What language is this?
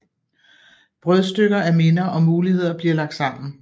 Danish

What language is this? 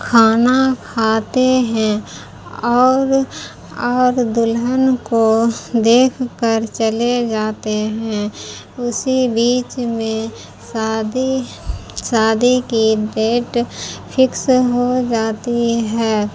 Urdu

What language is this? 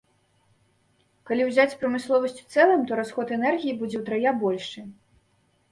Belarusian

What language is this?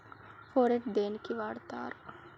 Telugu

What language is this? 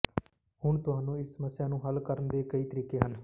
Punjabi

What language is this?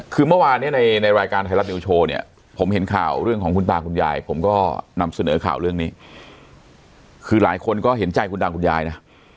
Thai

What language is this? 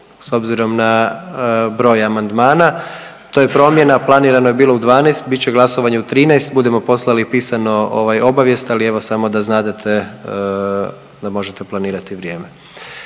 Croatian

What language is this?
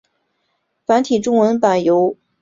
Chinese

